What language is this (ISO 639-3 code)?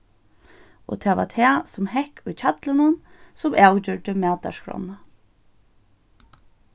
fao